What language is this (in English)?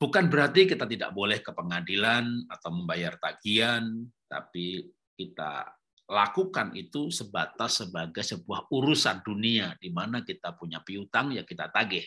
Indonesian